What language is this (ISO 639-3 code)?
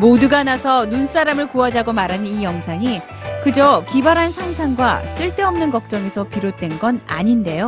kor